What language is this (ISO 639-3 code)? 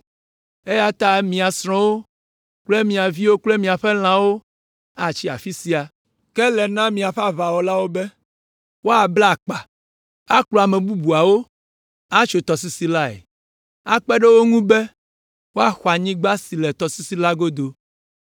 ewe